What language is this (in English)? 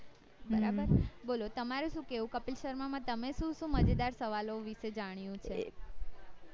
Gujarati